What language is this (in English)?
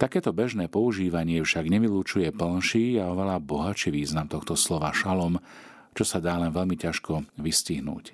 Slovak